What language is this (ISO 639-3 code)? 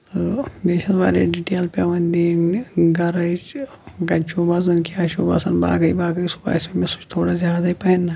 kas